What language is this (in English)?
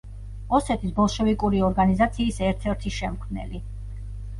Georgian